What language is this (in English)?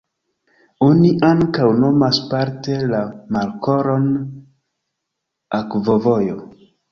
Esperanto